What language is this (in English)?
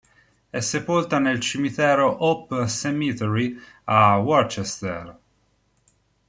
Italian